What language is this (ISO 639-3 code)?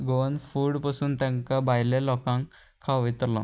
kok